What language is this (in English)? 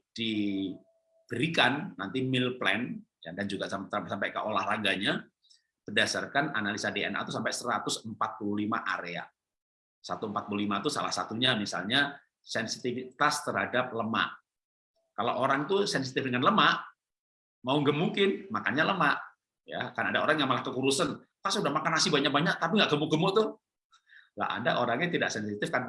Indonesian